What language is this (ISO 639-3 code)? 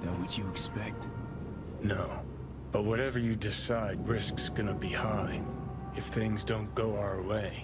eng